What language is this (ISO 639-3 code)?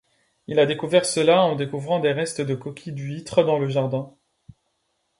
fra